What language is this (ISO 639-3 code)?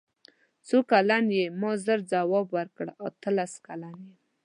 pus